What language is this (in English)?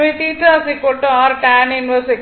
Tamil